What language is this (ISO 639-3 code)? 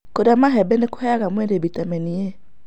kik